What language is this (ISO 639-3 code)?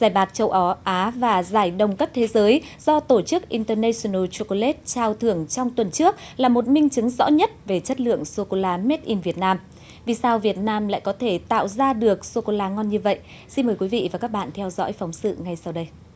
vie